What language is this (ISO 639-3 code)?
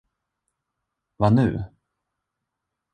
swe